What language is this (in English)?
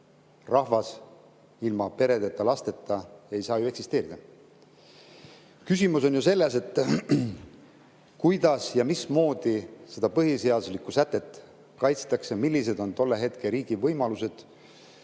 Estonian